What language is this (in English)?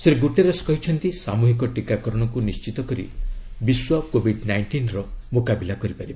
Odia